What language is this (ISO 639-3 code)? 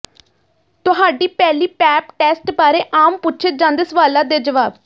pan